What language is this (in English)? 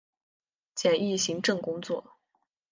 Chinese